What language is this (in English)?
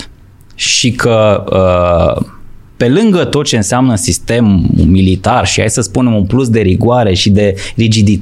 Romanian